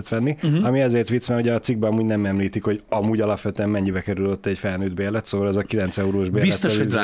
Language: Hungarian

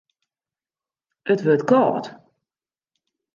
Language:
Western Frisian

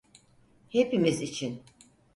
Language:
Turkish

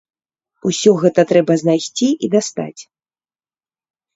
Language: Belarusian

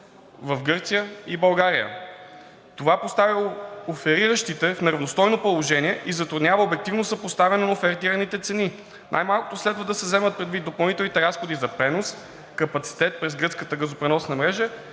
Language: Bulgarian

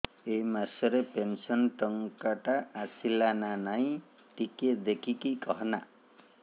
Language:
Odia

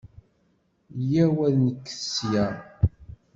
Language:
Kabyle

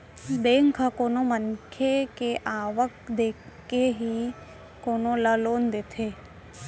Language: Chhattisgarhi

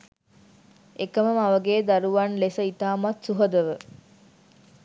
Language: Sinhala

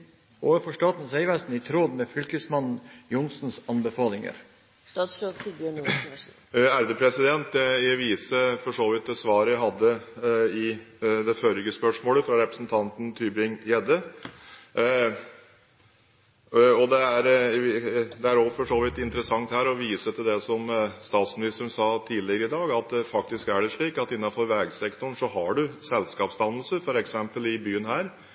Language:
Norwegian Bokmål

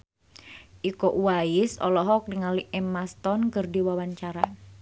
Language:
Sundanese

